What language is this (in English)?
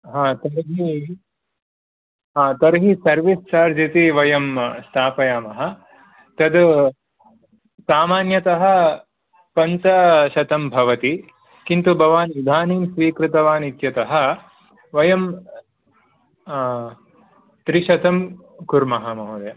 Sanskrit